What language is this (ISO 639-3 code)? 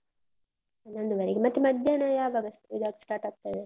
kan